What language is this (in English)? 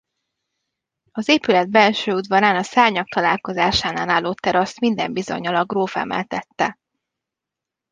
Hungarian